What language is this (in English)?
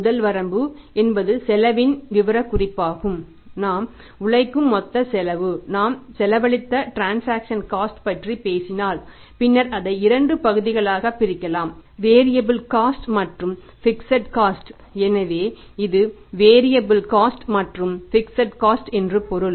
Tamil